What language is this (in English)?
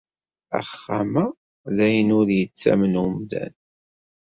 Kabyle